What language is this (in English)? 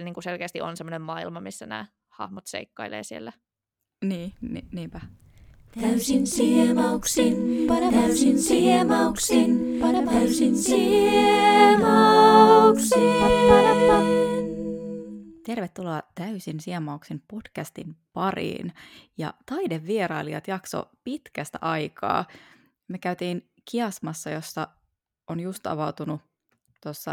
Finnish